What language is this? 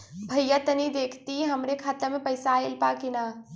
Bhojpuri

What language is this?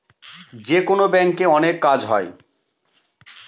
Bangla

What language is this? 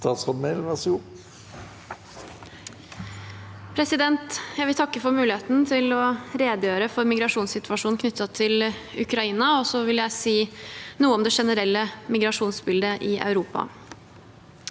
Norwegian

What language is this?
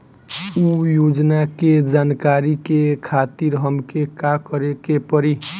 Bhojpuri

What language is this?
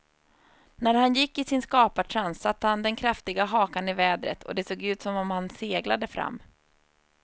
Swedish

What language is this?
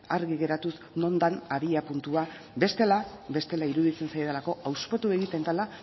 Basque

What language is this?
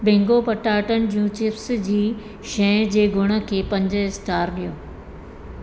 Sindhi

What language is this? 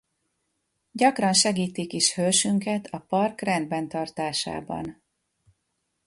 Hungarian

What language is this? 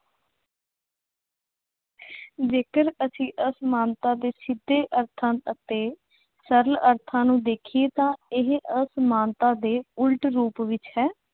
Punjabi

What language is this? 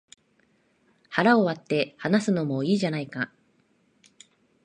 Japanese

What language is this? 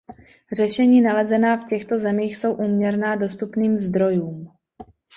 Czech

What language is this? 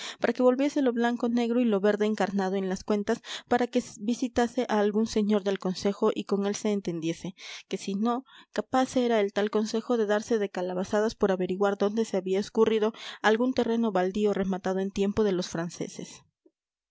Spanish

